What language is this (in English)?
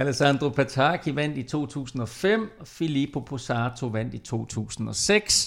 Danish